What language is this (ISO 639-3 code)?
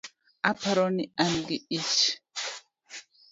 luo